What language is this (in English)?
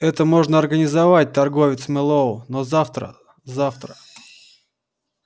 Russian